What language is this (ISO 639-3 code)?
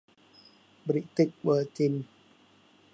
tha